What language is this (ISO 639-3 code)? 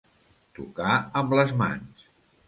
cat